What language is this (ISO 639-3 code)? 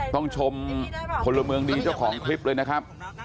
tha